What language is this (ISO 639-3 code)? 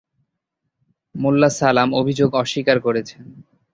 ben